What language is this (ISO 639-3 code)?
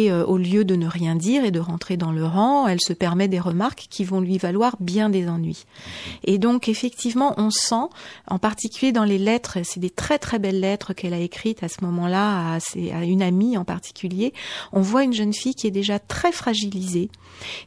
fra